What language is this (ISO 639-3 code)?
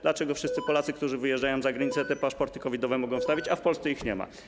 pol